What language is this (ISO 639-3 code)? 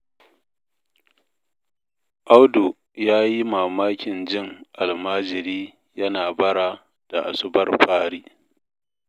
hau